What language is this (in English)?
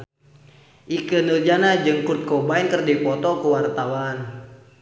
Sundanese